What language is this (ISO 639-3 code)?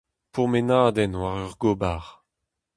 bre